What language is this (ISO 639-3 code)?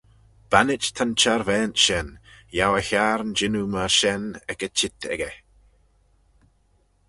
glv